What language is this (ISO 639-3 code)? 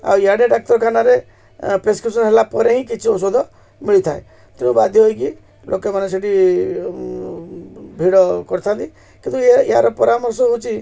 ori